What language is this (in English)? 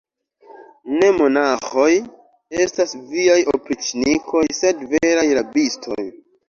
Esperanto